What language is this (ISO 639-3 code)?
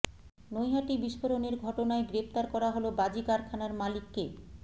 ben